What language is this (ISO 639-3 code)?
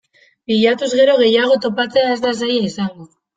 eus